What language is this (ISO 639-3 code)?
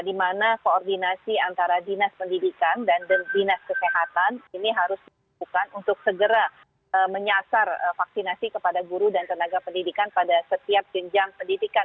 ind